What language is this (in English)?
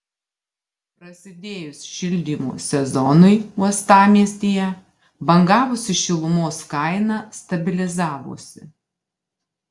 Lithuanian